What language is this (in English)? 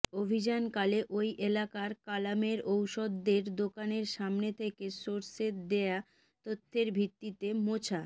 Bangla